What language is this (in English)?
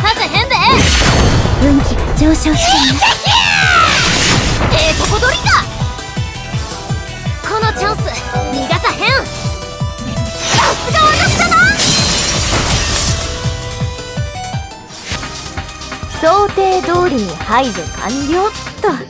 Japanese